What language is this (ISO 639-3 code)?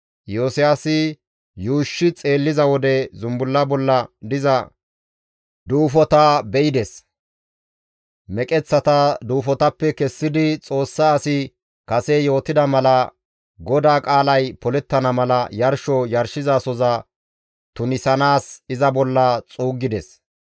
gmv